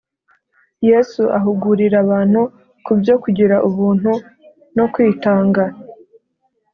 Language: Kinyarwanda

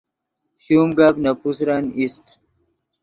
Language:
Yidgha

